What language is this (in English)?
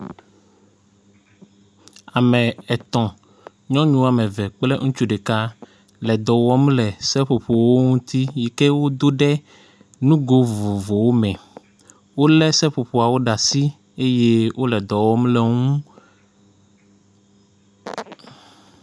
Ewe